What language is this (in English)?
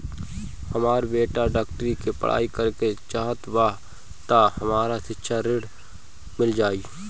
Bhojpuri